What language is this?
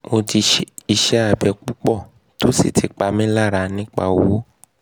Yoruba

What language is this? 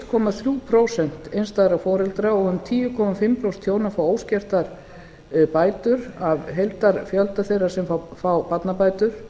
Icelandic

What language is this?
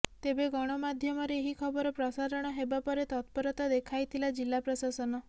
Odia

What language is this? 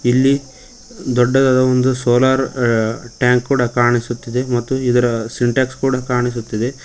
Kannada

